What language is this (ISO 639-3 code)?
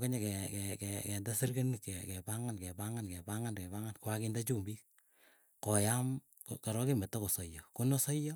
eyo